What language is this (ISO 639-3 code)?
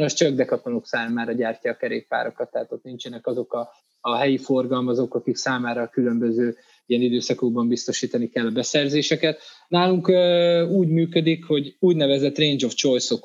hun